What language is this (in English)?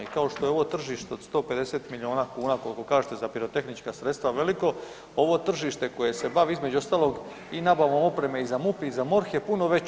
Croatian